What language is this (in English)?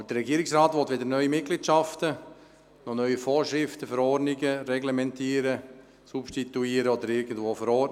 Swiss German